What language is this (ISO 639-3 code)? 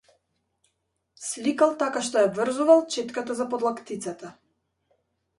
mkd